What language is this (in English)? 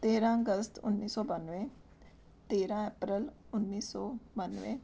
Punjabi